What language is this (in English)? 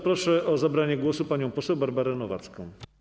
Polish